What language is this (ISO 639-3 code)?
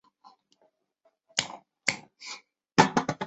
zho